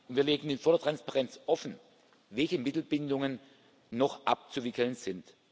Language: German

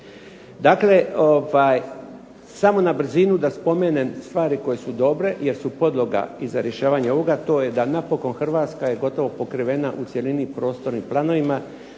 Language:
Croatian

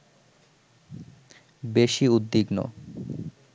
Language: Bangla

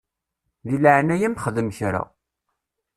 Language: Kabyle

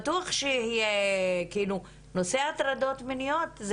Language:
Hebrew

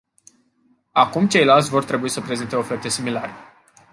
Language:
Romanian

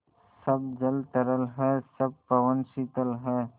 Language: Hindi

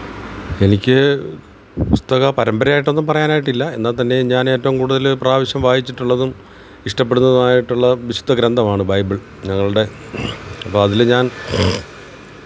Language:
Malayalam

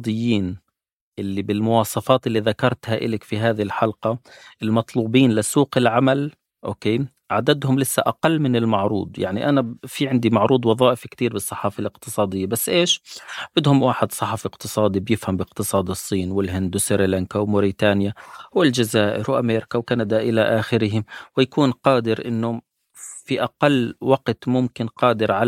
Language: Arabic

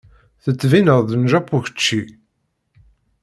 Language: Kabyle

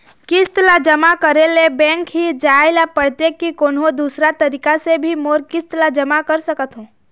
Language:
Chhattisgarhi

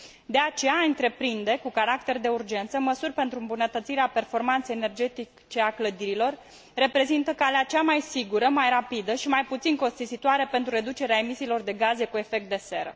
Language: Romanian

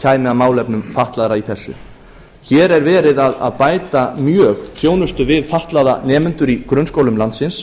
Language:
Icelandic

